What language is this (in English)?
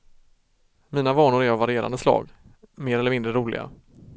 Swedish